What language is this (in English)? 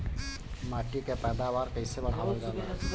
Bhojpuri